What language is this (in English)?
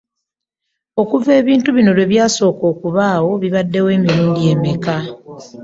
Ganda